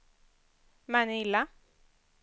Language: Swedish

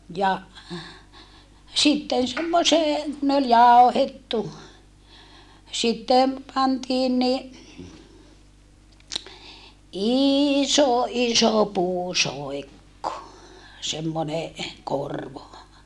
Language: Finnish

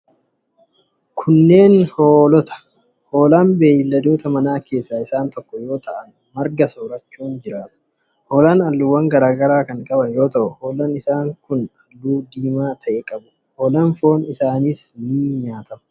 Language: Oromo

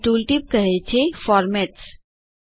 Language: Gujarati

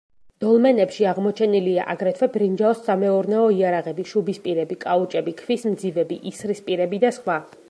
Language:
Georgian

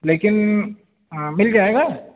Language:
Urdu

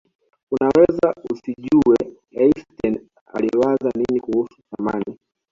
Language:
Swahili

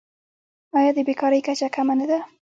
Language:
Pashto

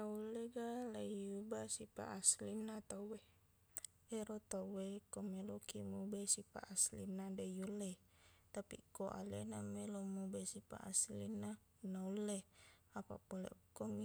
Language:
Buginese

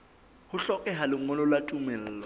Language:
Southern Sotho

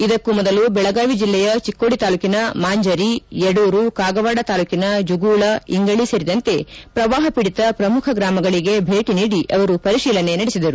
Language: Kannada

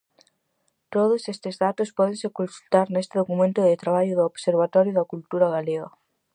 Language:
Galician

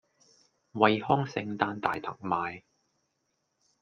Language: Cantonese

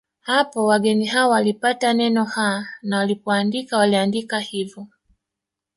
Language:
Swahili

